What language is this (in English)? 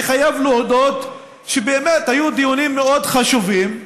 Hebrew